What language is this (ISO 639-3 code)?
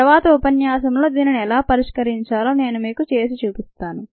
tel